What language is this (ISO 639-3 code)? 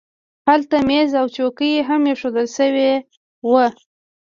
pus